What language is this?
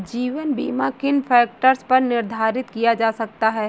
Hindi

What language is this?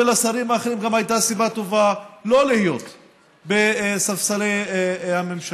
Hebrew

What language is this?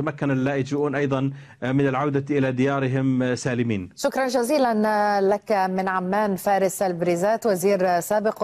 Arabic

